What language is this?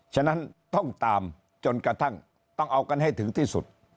Thai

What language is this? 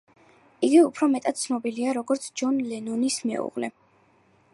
Georgian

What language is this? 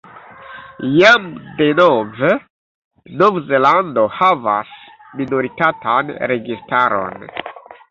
Esperanto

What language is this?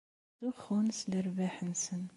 Kabyle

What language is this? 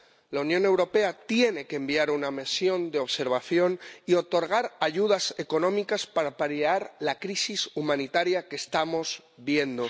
Spanish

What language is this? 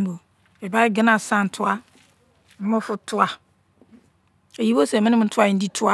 Izon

